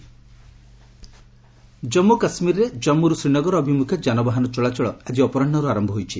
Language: Odia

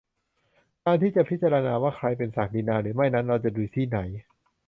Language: Thai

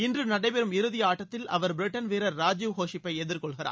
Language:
Tamil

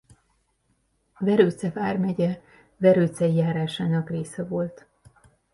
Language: Hungarian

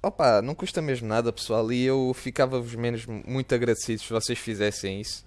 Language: Portuguese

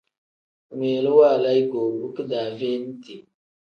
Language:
Tem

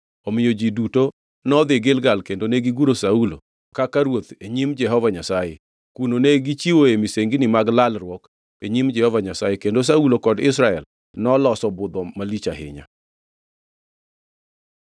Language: Luo (Kenya and Tanzania)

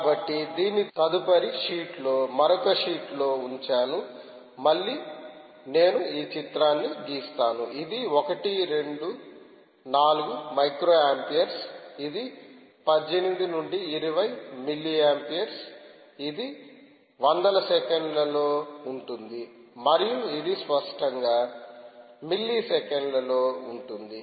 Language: Telugu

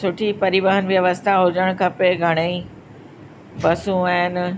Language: Sindhi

